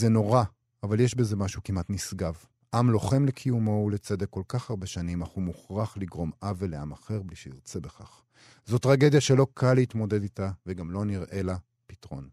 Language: Hebrew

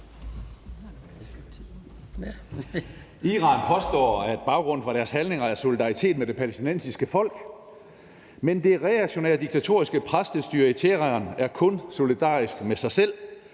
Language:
Danish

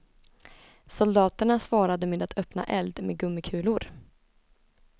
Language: Swedish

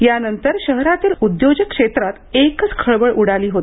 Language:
Marathi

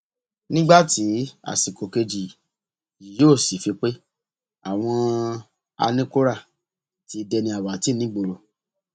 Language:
Yoruba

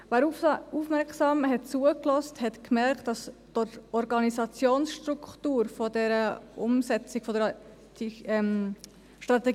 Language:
Swiss German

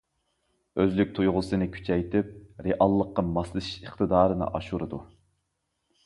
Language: Uyghur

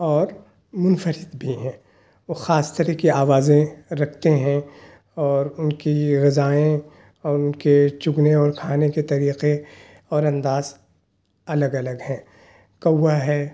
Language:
Urdu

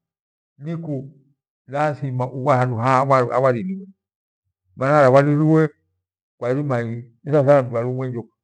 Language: Gweno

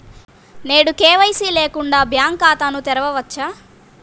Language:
Telugu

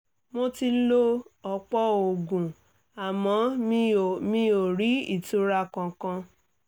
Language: Yoruba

